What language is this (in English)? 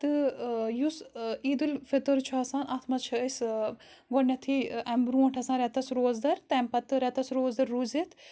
Kashmiri